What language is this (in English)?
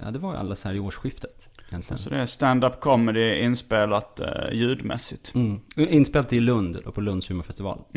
Swedish